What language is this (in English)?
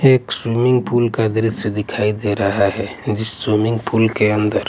Hindi